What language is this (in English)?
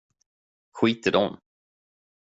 Swedish